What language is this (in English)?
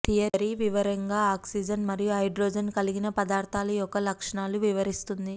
Telugu